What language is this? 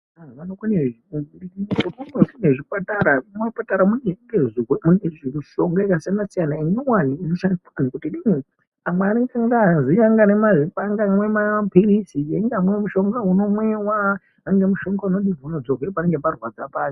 Ndau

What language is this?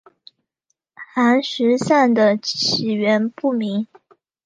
Chinese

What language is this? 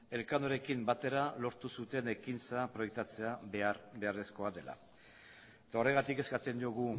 Basque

